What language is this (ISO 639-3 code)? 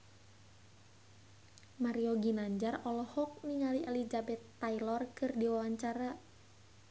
sun